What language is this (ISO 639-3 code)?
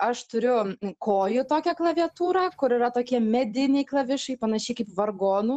lit